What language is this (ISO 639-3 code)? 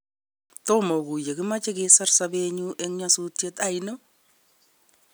kln